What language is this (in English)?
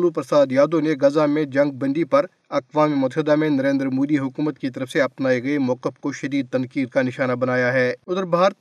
Urdu